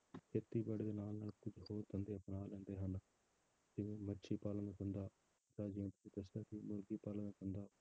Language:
Punjabi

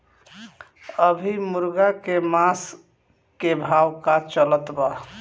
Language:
Bhojpuri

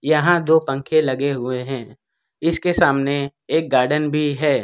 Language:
Hindi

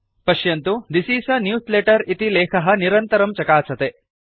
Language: Sanskrit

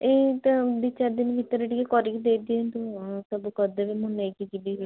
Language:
Odia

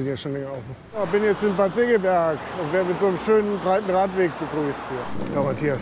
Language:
German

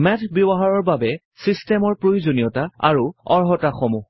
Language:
Assamese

